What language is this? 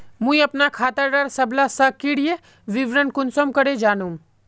Magahi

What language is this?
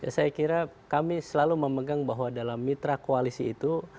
Indonesian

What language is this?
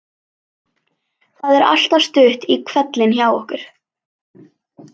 Icelandic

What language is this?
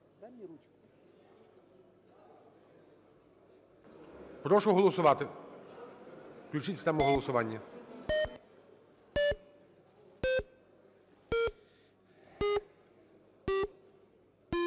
Ukrainian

